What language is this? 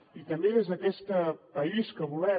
Catalan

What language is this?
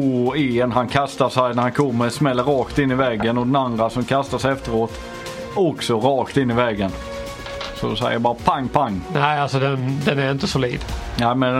Swedish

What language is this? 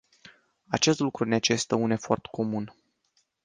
Romanian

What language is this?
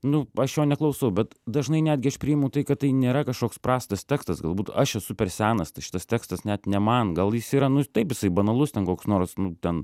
Lithuanian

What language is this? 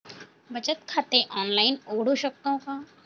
Marathi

